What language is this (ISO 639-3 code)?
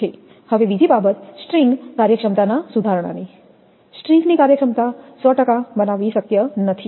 guj